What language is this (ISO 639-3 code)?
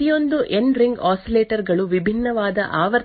kan